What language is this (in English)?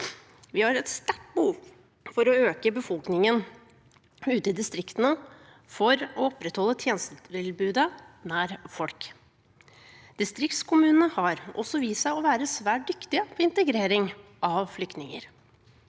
Norwegian